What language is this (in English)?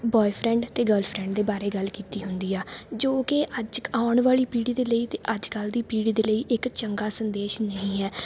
Punjabi